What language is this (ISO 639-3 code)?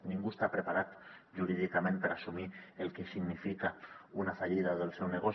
cat